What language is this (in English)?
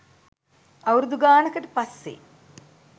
Sinhala